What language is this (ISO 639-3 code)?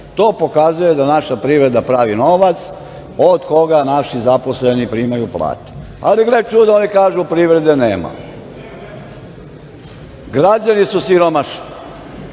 srp